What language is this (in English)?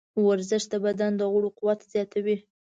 Pashto